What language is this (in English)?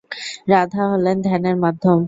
Bangla